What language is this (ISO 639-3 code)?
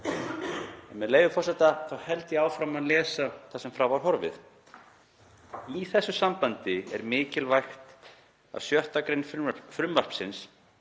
isl